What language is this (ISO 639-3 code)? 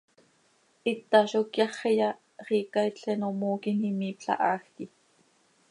sei